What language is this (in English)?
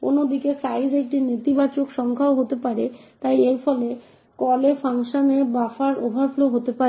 Bangla